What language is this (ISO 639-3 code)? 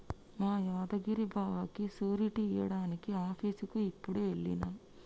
tel